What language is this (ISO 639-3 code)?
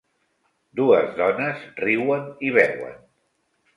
cat